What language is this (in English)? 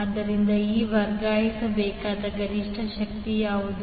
Kannada